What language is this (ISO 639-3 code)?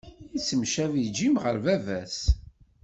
kab